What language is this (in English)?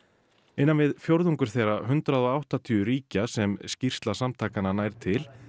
Icelandic